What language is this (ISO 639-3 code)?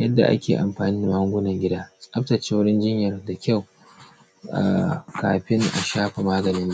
hau